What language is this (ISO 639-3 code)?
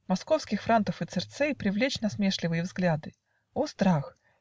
rus